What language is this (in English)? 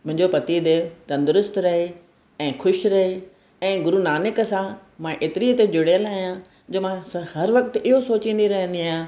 Sindhi